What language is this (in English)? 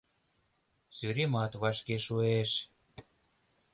Mari